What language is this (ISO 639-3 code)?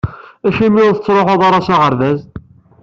kab